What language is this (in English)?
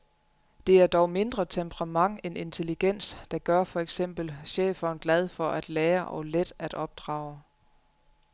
Danish